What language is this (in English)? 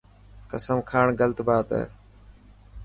Dhatki